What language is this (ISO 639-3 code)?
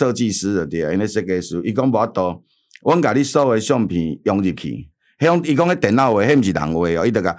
zho